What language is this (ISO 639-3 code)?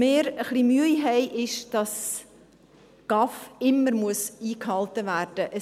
gsw